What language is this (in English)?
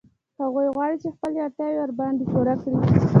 Pashto